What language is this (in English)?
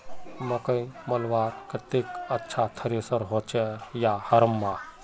Magahi